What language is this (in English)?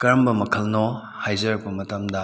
Manipuri